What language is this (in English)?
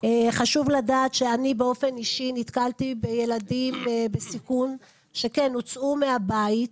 Hebrew